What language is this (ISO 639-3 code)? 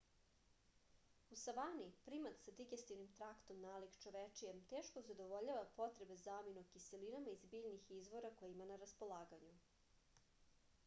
srp